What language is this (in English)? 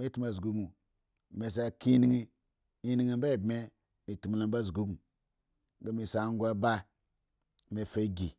Eggon